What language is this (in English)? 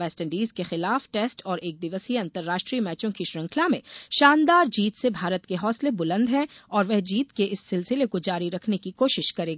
Hindi